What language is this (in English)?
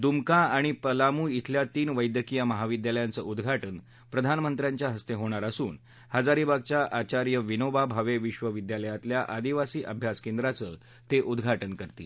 Marathi